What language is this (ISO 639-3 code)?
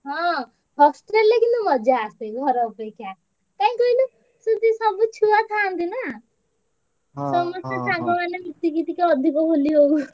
ori